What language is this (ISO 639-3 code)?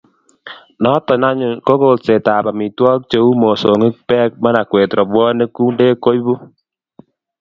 kln